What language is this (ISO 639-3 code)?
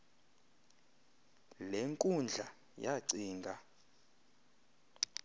xho